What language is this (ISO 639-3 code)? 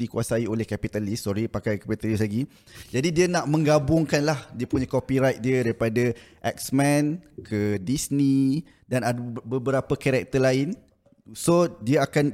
msa